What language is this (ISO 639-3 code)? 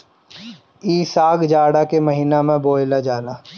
bho